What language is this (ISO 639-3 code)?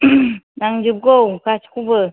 brx